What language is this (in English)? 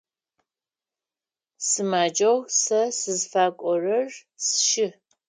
Adyghe